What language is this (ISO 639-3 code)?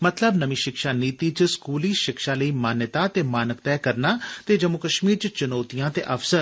doi